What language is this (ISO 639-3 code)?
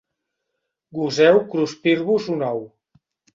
cat